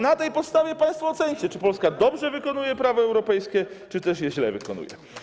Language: Polish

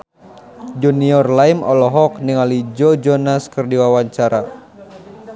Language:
Sundanese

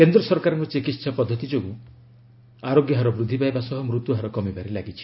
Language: Odia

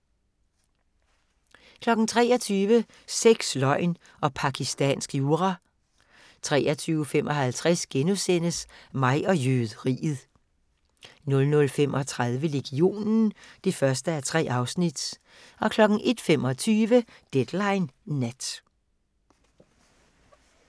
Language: Danish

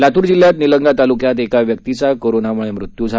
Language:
Marathi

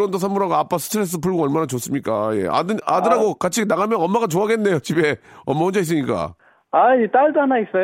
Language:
Korean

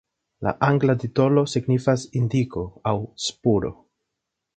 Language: Esperanto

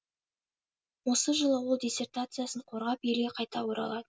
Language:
Kazakh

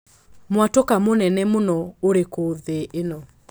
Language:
Kikuyu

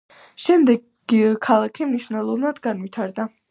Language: Georgian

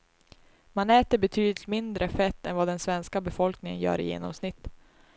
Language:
Swedish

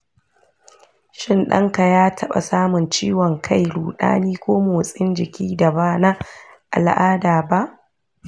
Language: Hausa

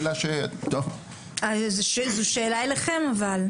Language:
Hebrew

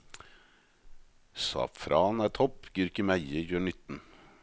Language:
Norwegian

